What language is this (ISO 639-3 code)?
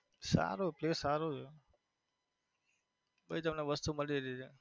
guj